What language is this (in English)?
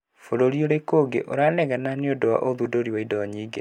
Kikuyu